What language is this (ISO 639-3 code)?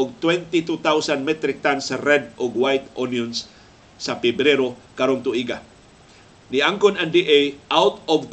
fil